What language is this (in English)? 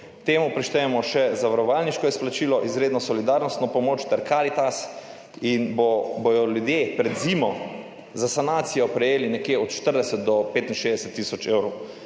Slovenian